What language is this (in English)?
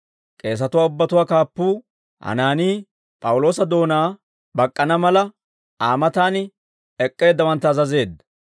Dawro